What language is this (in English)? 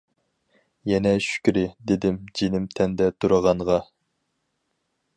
Uyghur